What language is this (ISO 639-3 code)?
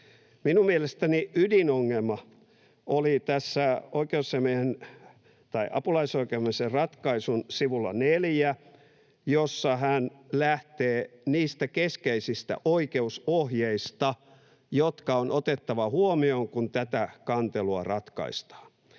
fin